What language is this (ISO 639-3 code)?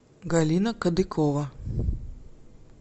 rus